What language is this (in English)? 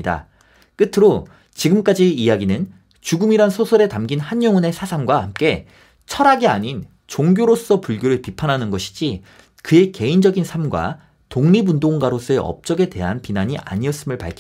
Korean